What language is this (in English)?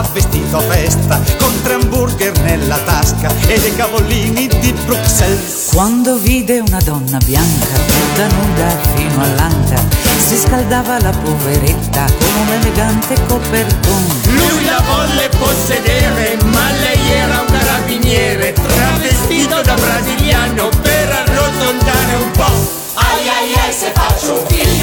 Italian